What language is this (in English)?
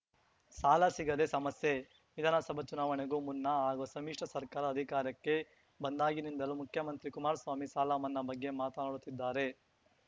Kannada